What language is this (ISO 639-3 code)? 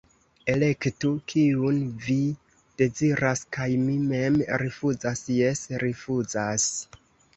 epo